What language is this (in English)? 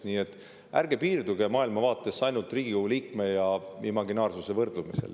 Estonian